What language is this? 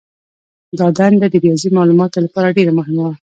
Pashto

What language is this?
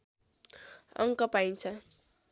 Nepali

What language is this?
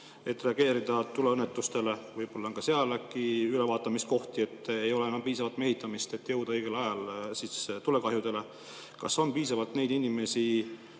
Estonian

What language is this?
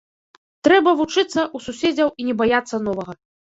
Belarusian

